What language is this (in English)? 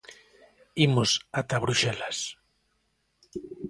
Galician